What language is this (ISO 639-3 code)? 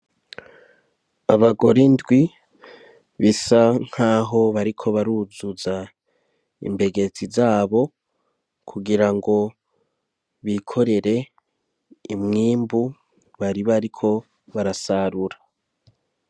run